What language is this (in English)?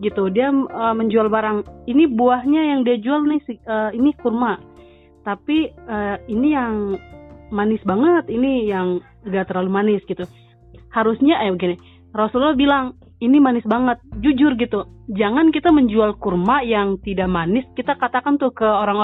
Indonesian